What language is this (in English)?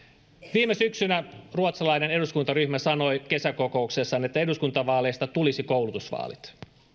Finnish